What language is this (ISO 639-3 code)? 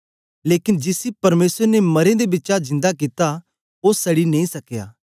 doi